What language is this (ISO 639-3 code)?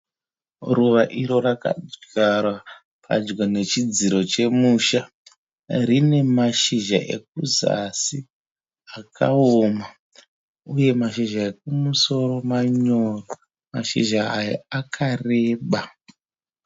sna